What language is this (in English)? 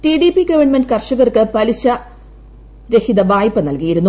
Malayalam